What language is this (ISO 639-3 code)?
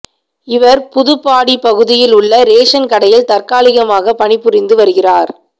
tam